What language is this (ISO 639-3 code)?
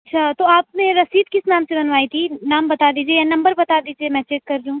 urd